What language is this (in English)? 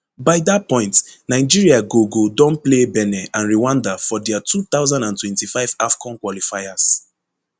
Nigerian Pidgin